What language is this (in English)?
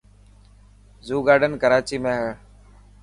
Dhatki